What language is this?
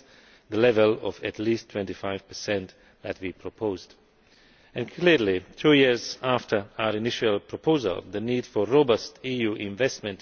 English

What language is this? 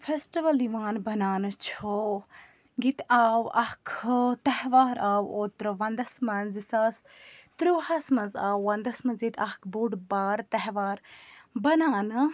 Kashmiri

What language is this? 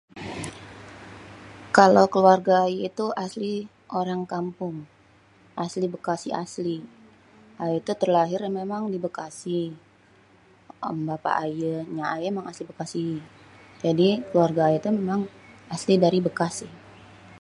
Betawi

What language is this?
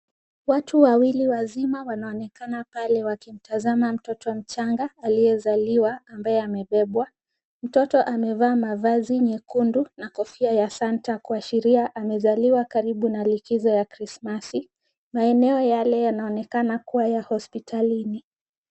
Swahili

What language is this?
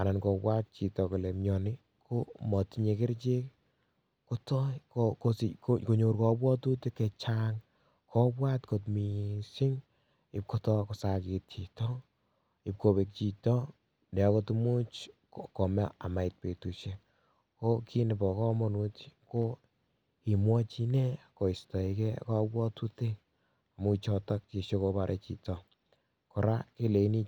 Kalenjin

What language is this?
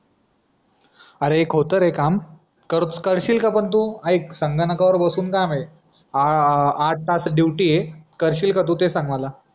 Marathi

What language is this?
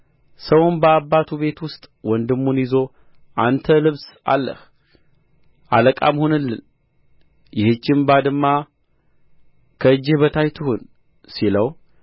Amharic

